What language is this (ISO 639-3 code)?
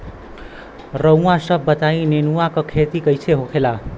bho